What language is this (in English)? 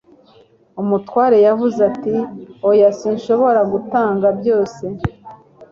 Kinyarwanda